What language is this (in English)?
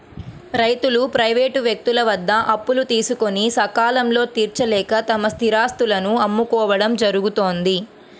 Telugu